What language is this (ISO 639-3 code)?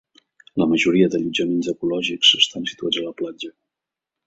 cat